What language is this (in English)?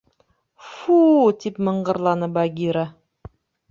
Bashkir